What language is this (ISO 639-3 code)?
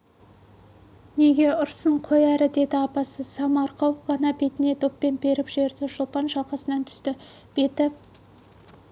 kaz